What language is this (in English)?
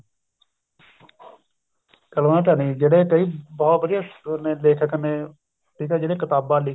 Punjabi